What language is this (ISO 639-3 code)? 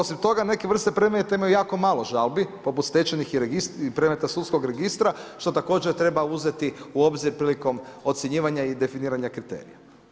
hrv